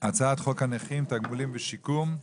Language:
Hebrew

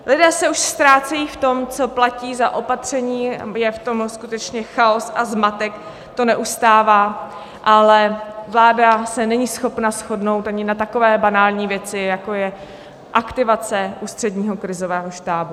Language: Czech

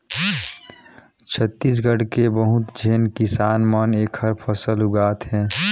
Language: Chhattisgarhi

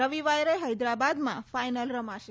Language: Gujarati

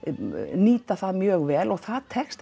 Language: Icelandic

